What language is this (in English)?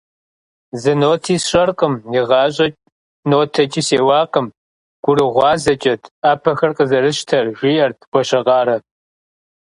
Kabardian